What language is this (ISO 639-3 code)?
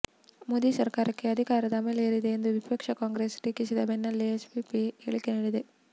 kan